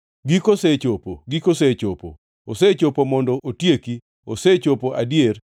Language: Luo (Kenya and Tanzania)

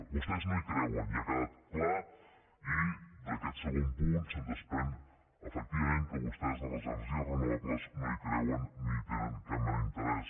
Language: Catalan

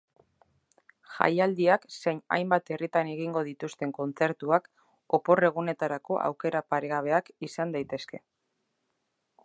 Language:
Basque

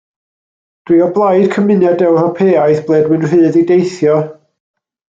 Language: Welsh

